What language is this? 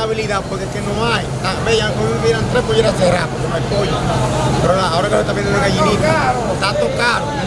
Spanish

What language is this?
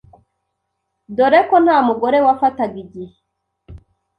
Kinyarwanda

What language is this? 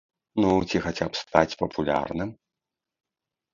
Belarusian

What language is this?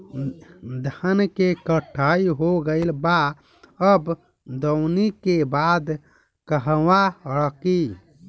Bhojpuri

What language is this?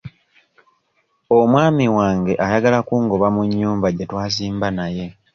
Ganda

